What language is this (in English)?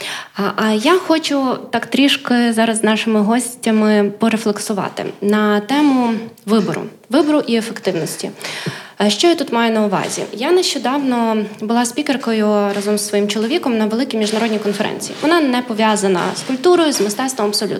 Ukrainian